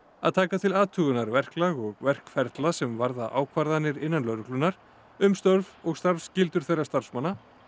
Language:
Icelandic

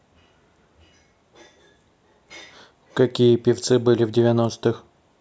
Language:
Russian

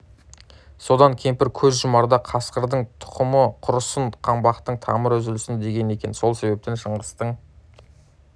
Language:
Kazakh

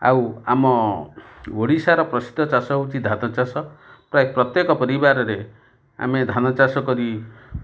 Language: Odia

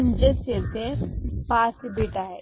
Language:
Marathi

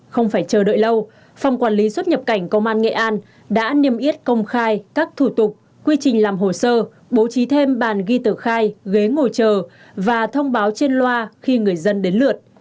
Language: Vietnamese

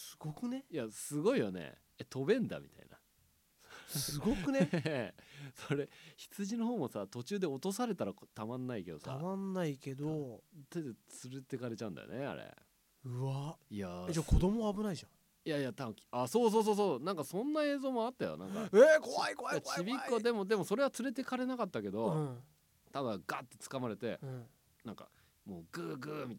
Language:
Japanese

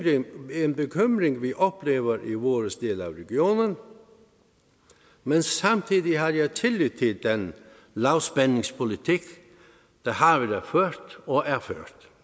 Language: Danish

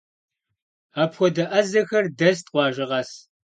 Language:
Kabardian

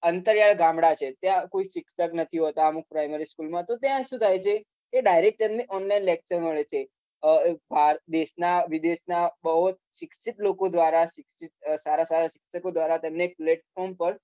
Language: Gujarati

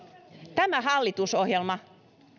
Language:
Finnish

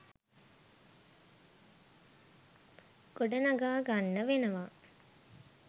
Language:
Sinhala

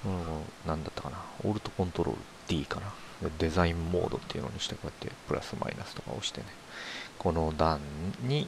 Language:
Japanese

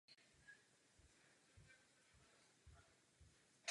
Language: Czech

